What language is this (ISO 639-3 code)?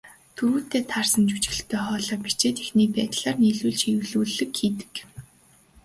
mon